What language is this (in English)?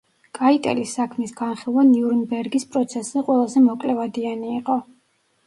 Georgian